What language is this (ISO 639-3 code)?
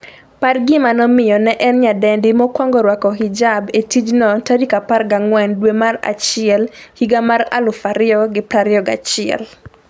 luo